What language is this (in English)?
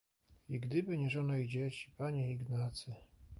Polish